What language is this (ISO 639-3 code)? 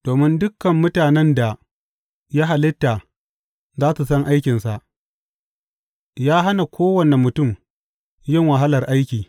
hau